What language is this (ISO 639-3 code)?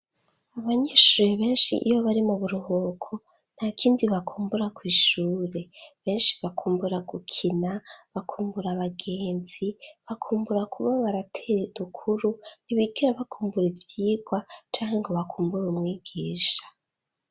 run